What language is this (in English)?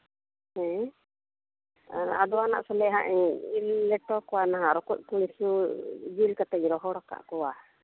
Santali